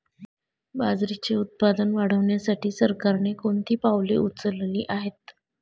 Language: Marathi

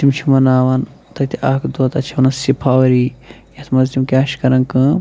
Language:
Kashmiri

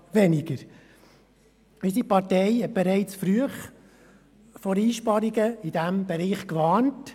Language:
Swiss German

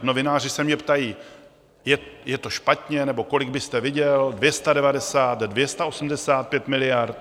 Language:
Czech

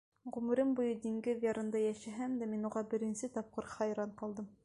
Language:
Bashkir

